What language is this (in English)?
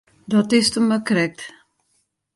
Western Frisian